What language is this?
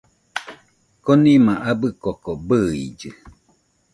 Nüpode Huitoto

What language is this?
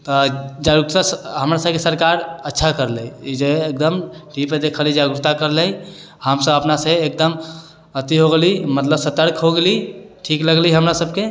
Maithili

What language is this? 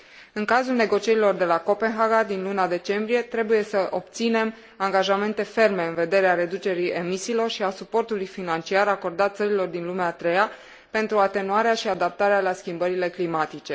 Romanian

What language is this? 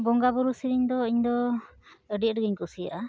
Santali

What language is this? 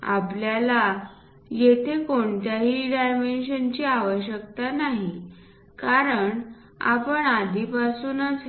Marathi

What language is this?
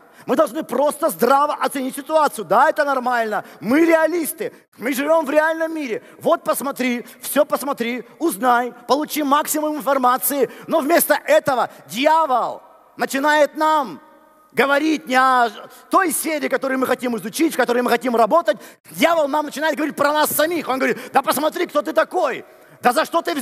Russian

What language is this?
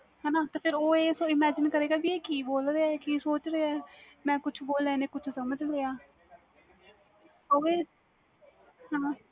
Punjabi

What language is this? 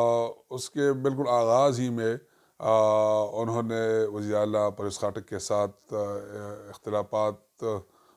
Turkish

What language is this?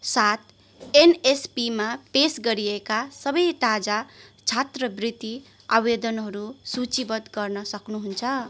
Nepali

